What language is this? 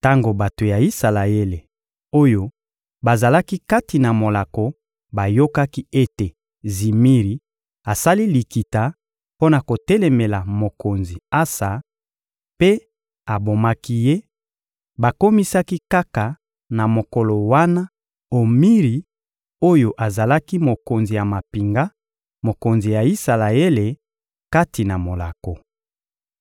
Lingala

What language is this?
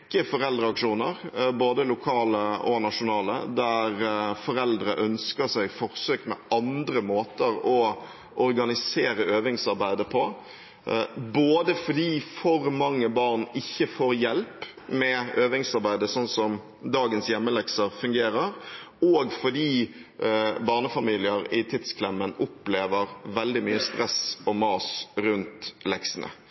Norwegian Bokmål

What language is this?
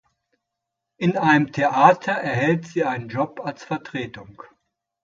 German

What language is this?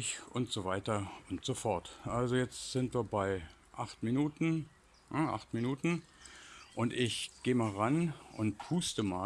German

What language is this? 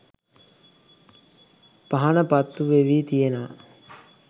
Sinhala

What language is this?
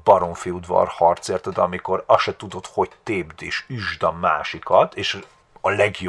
Hungarian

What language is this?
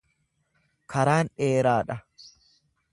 Oromo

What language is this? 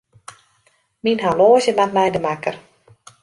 Western Frisian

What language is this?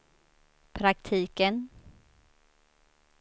Swedish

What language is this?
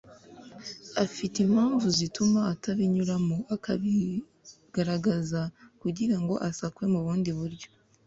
Kinyarwanda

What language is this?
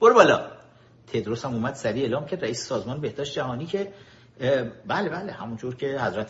Persian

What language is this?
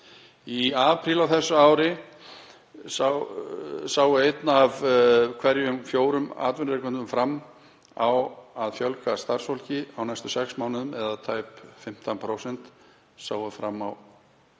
Icelandic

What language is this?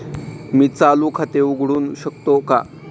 Marathi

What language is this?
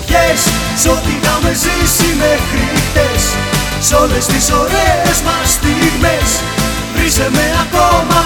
Greek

